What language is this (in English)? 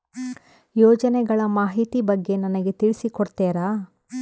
Kannada